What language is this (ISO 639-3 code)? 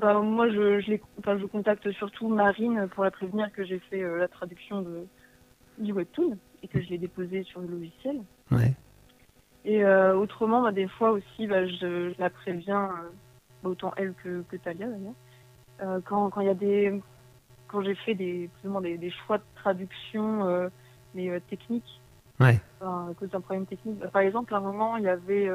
fra